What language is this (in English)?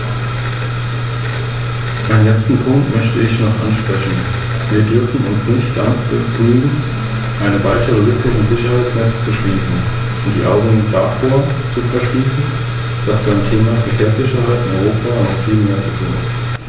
German